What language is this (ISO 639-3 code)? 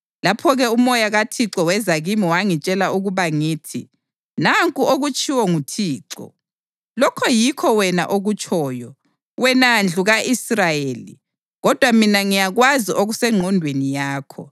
nde